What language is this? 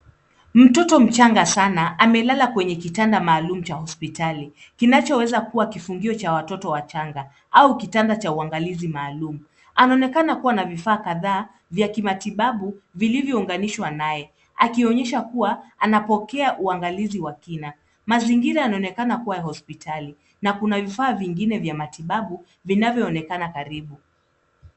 Swahili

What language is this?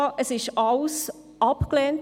Swiss German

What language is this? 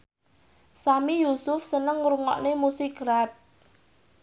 Javanese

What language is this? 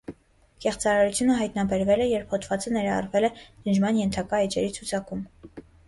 Armenian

